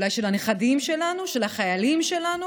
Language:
Hebrew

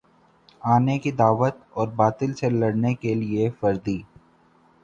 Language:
Urdu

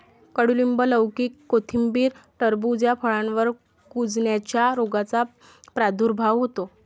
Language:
Marathi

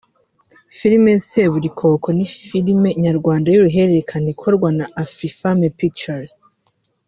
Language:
Kinyarwanda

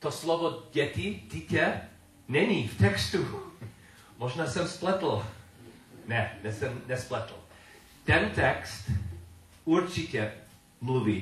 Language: Czech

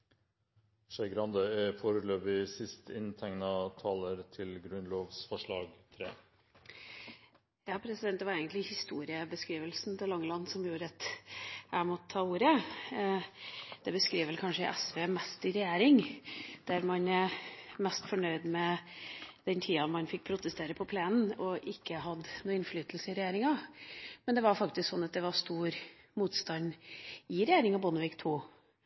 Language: Norwegian Bokmål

